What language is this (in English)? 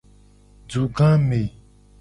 Gen